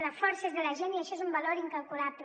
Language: Catalan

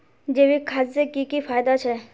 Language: Magahi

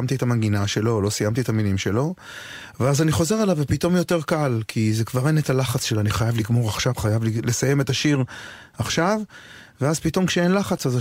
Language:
Hebrew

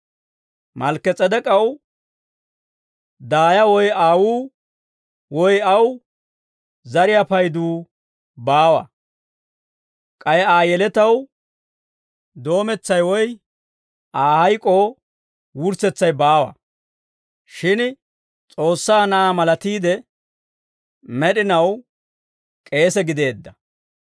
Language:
Dawro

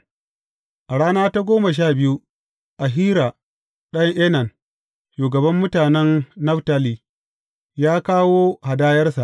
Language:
Hausa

